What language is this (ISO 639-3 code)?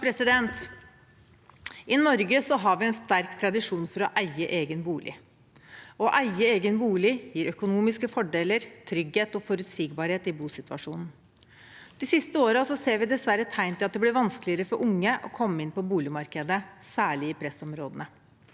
nor